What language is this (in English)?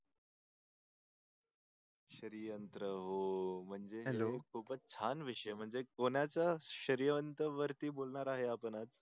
Marathi